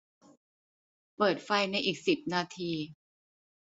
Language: Thai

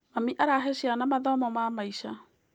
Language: Kikuyu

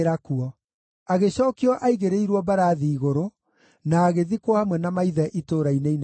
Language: Kikuyu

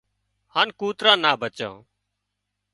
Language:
Wadiyara Koli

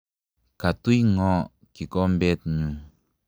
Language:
Kalenjin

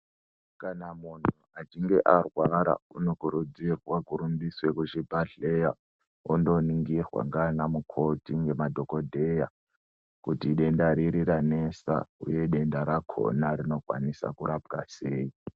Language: Ndau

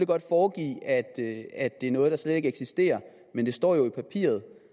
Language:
Danish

